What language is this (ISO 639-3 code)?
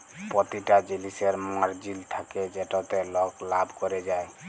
ben